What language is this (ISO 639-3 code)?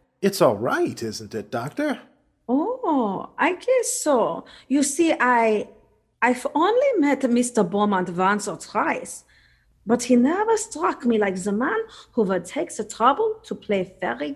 eng